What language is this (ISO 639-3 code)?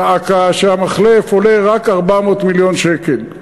heb